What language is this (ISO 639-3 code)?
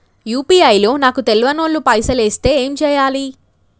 tel